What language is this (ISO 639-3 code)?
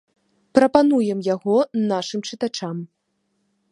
bel